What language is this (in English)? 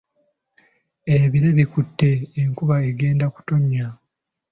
Ganda